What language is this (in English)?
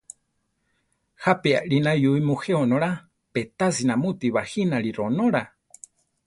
Central Tarahumara